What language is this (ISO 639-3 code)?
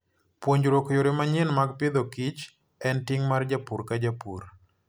luo